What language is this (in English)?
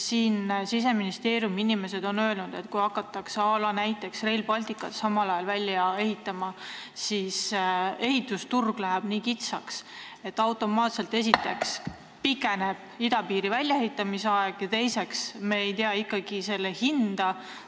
Estonian